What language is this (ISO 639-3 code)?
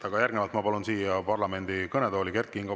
est